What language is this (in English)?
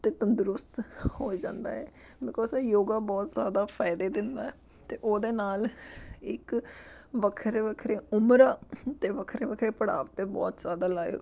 Punjabi